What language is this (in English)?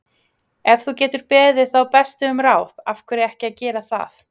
Icelandic